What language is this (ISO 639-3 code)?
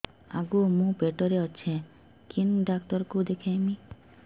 ori